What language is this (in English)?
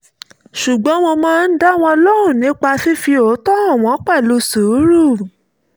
Yoruba